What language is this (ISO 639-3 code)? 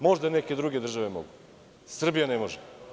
srp